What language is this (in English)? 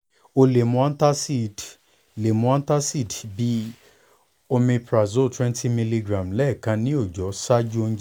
Yoruba